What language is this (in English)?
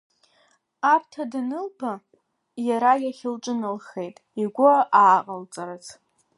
Abkhazian